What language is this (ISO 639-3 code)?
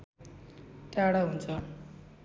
nep